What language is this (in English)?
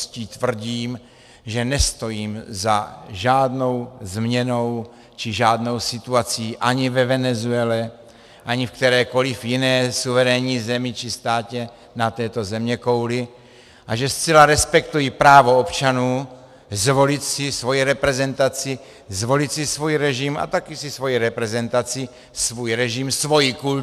Czech